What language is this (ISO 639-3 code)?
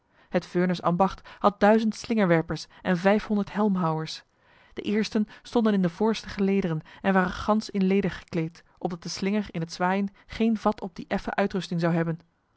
nld